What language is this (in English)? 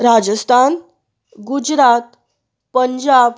Konkani